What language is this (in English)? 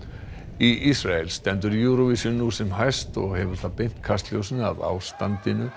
Icelandic